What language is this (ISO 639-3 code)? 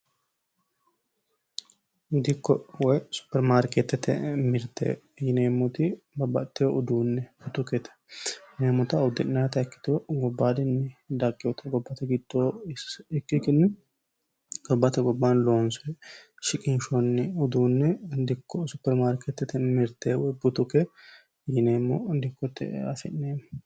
sid